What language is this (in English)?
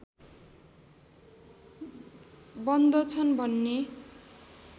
Nepali